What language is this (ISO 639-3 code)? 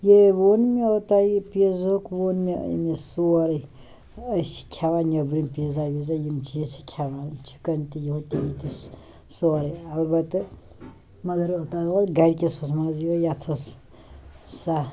kas